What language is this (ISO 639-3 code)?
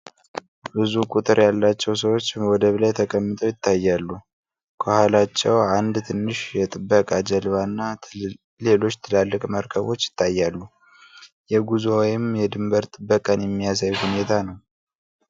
amh